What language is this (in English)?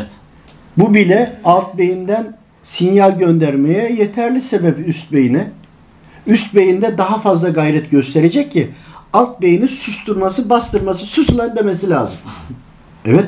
Turkish